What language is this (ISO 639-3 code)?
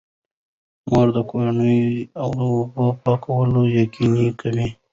pus